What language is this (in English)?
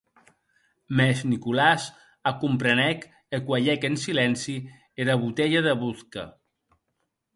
Occitan